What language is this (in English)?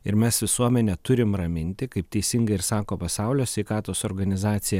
Lithuanian